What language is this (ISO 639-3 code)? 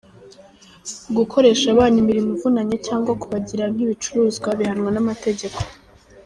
kin